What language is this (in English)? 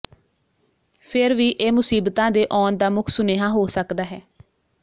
Punjabi